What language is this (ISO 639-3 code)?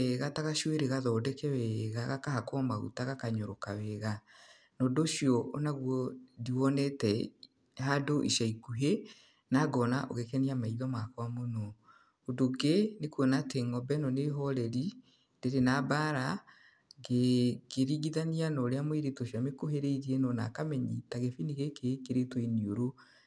kik